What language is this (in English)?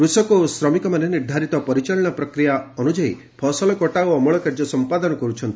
Odia